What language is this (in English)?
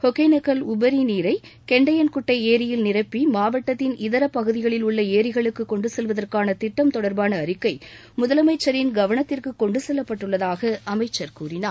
Tamil